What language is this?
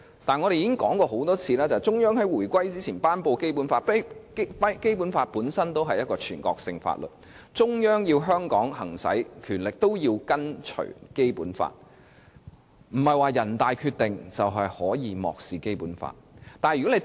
Cantonese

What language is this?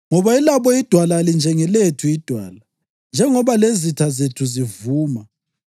North Ndebele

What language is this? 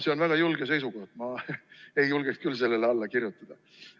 Estonian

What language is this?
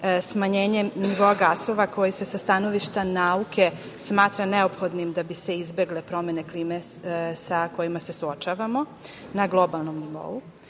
Serbian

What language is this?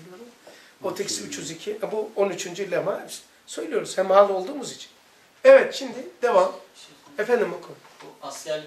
Turkish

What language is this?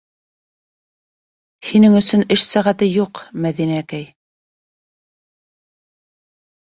Bashkir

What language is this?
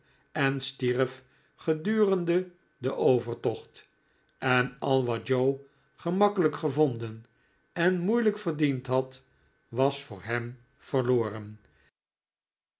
Dutch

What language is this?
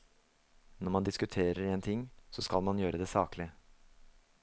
Norwegian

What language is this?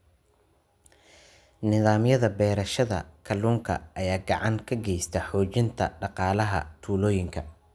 Somali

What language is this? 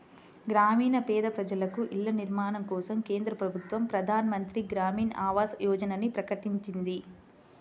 Telugu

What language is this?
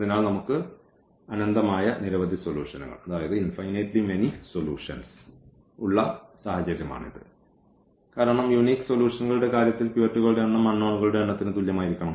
Malayalam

